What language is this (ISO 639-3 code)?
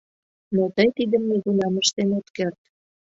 chm